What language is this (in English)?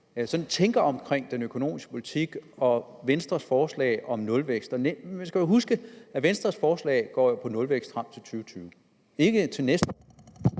Danish